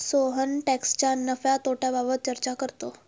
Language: Marathi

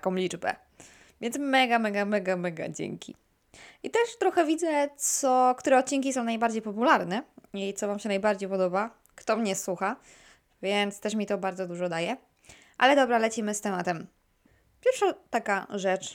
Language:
Polish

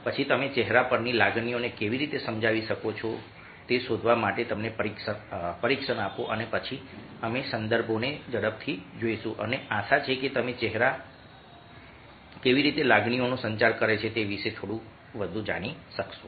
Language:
Gujarati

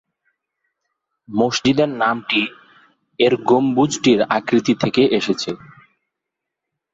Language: Bangla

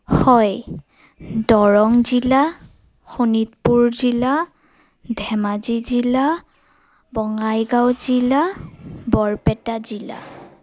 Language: Assamese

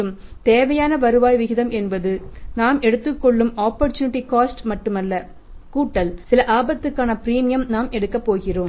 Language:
Tamil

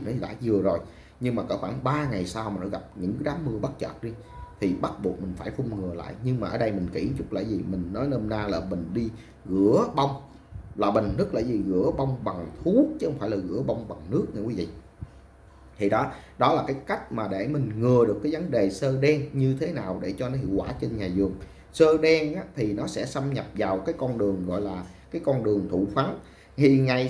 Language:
Vietnamese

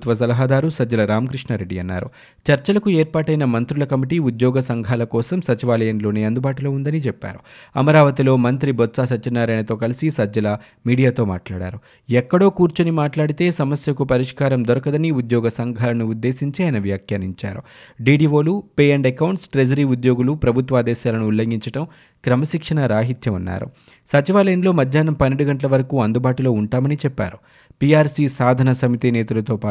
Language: Telugu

